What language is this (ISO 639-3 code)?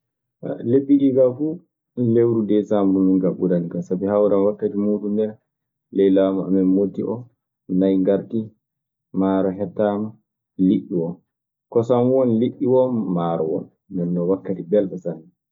ffm